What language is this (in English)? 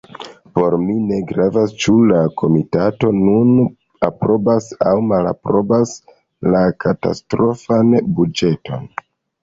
Esperanto